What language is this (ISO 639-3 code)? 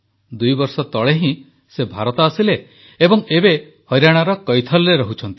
ori